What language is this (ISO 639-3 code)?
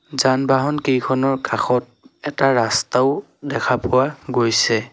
asm